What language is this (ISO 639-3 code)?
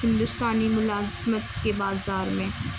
urd